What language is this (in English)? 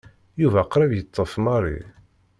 Kabyle